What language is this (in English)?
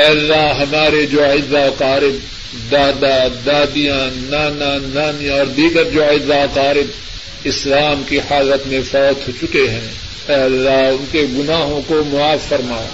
Urdu